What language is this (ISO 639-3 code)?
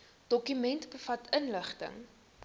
afr